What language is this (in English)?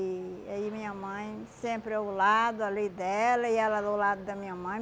Portuguese